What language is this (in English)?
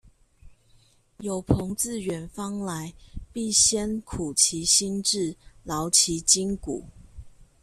Chinese